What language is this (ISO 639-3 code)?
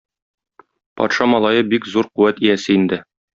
tat